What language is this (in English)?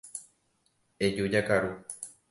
Guarani